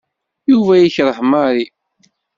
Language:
Kabyle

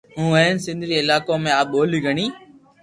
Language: Loarki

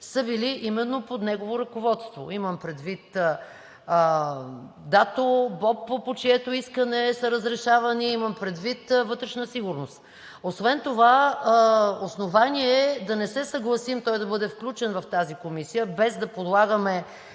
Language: Bulgarian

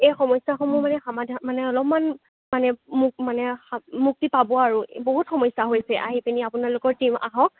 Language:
Assamese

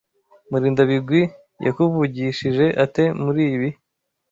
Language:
Kinyarwanda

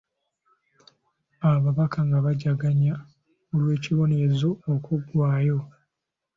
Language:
Ganda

